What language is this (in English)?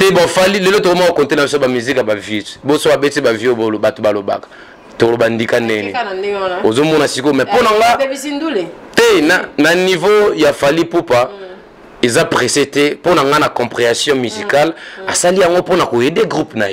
French